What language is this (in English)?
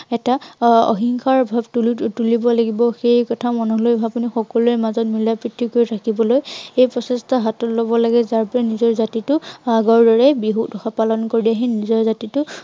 Assamese